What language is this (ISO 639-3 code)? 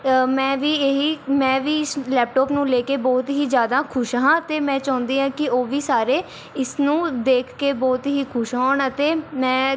pan